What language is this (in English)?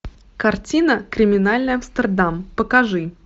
Russian